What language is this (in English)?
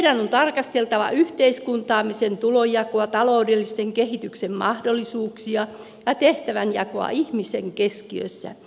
Finnish